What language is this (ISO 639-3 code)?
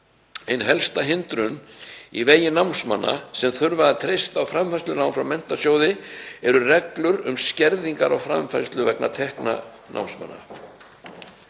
isl